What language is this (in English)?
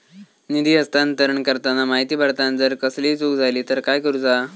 Marathi